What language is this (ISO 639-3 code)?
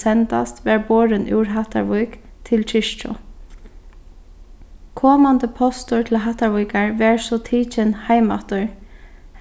fao